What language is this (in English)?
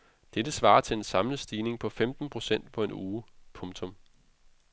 Danish